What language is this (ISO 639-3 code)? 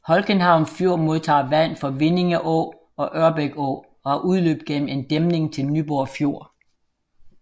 dan